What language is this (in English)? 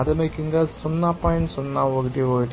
Telugu